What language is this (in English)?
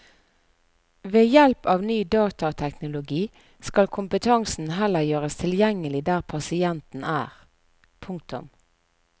Norwegian